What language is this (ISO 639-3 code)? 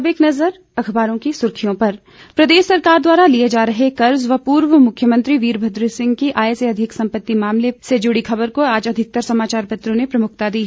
hin